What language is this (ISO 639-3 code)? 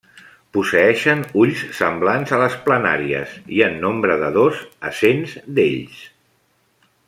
cat